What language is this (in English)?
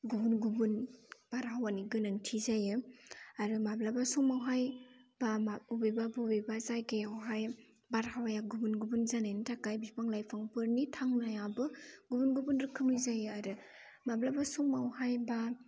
Bodo